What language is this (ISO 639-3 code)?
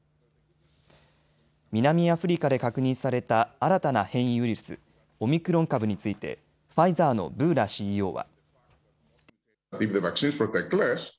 jpn